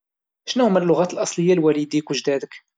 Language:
Moroccan Arabic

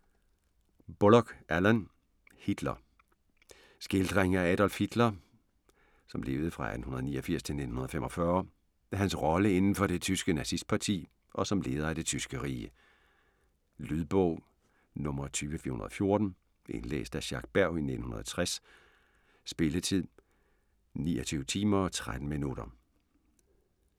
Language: Danish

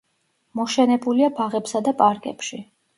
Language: Georgian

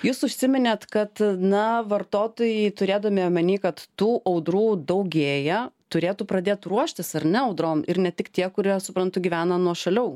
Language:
Lithuanian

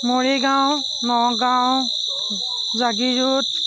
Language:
Assamese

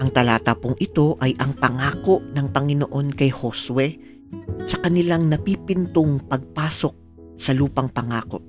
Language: Filipino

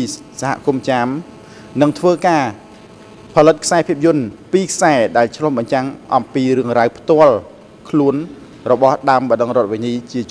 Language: Thai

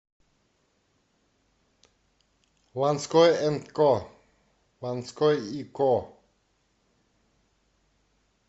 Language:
Russian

